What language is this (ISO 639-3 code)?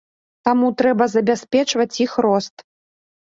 bel